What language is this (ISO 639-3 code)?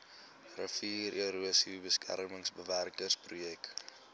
afr